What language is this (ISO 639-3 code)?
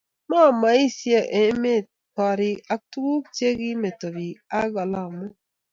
kln